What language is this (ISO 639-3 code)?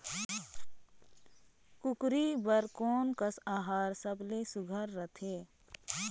hne